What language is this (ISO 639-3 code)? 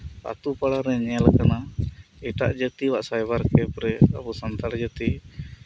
sat